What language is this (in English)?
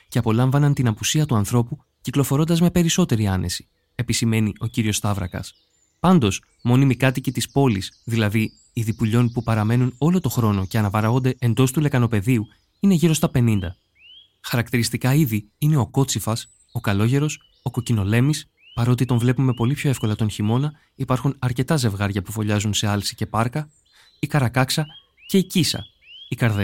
Greek